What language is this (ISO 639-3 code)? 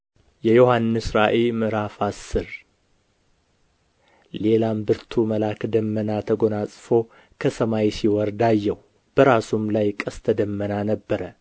amh